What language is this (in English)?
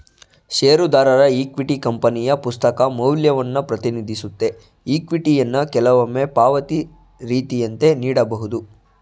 Kannada